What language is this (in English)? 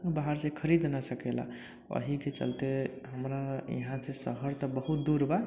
Maithili